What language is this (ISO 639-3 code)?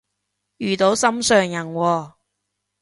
yue